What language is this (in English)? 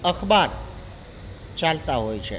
Gujarati